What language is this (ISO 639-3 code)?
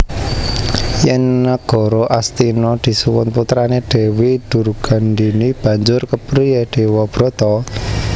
jav